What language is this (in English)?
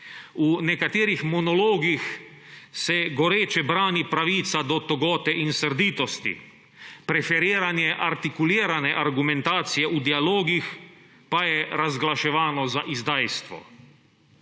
Slovenian